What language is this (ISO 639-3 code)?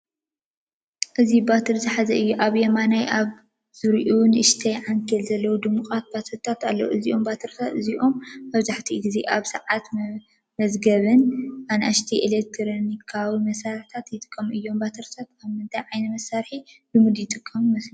tir